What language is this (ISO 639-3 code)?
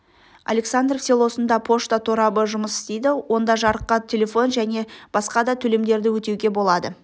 kaz